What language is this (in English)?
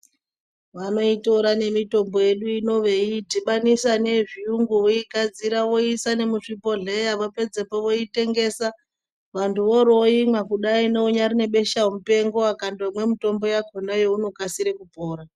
Ndau